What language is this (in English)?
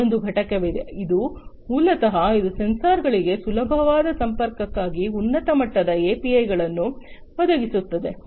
Kannada